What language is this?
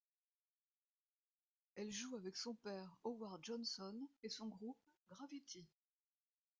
French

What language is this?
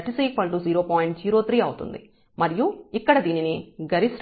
Telugu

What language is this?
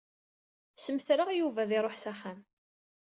Kabyle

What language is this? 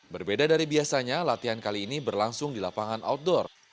Indonesian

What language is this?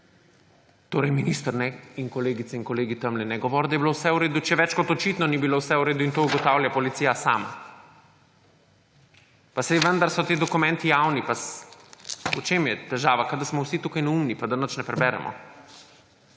Slovenian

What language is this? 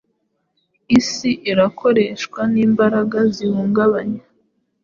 Kinyarwanda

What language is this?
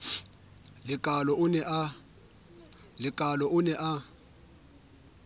Southern Sotho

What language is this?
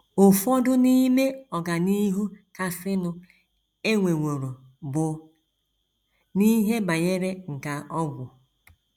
Igbo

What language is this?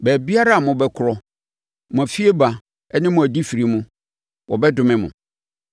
Akan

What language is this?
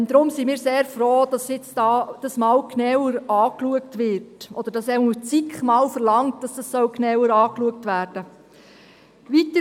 Swiss German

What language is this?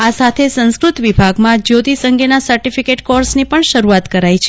Gujarati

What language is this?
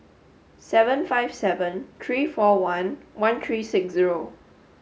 English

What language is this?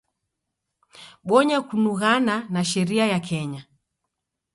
Taita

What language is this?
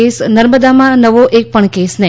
Gujarati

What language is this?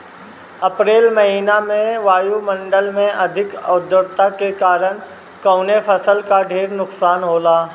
Bhojpuri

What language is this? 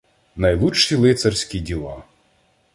Ukrainian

